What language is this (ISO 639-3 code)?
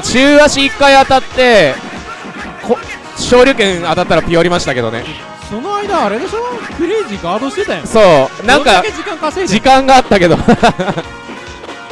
jpn